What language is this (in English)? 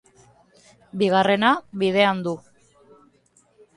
Basque